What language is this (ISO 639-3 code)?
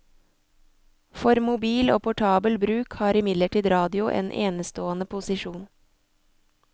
nor